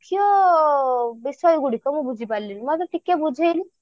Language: Odia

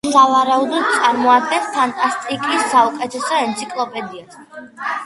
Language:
Georgian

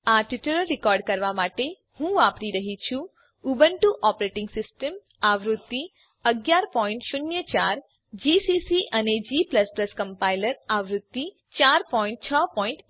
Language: Gujarati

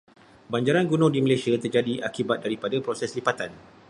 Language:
Malay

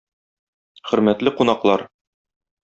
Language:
Tatar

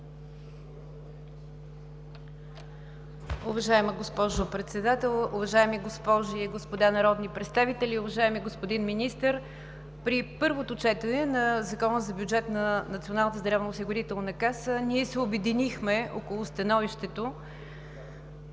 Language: Bulgarian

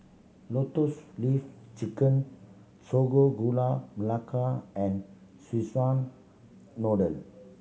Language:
English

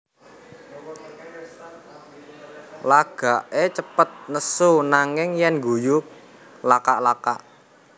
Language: Javanese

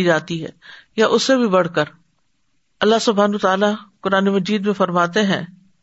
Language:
Urdu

